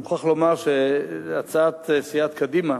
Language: Hebrew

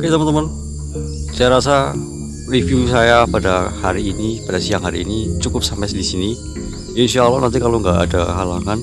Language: Indonesian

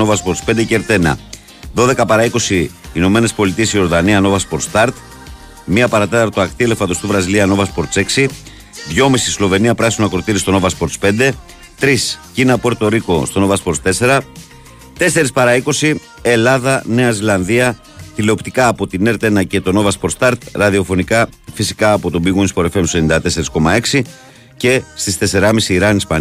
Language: Greek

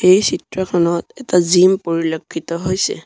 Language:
Assamese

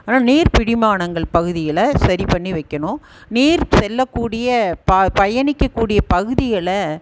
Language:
Tamil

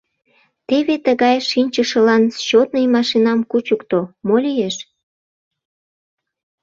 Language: Mari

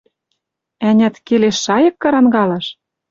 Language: Western Mari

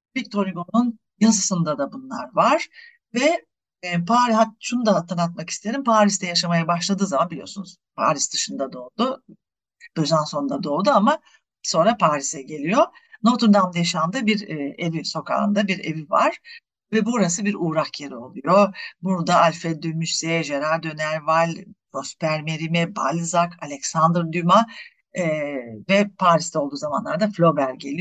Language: Turkish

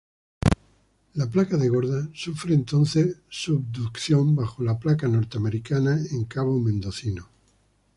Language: Spanish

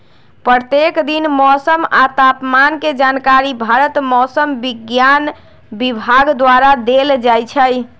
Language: Magahi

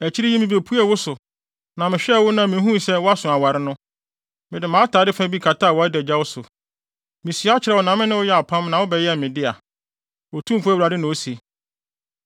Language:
Akan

